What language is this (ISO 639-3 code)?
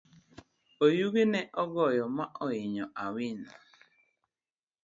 luo